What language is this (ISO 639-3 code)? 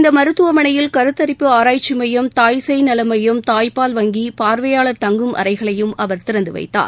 tam